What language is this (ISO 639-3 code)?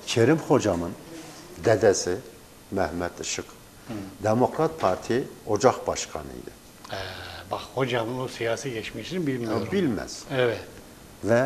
tur